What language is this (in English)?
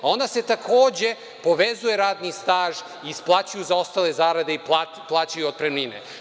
Serbian